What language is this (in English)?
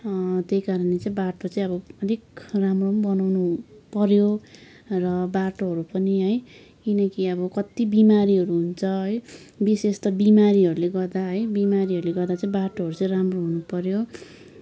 Nepali